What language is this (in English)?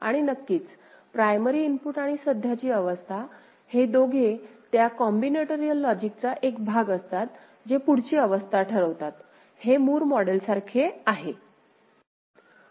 Marathi